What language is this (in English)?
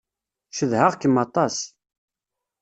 Kabyle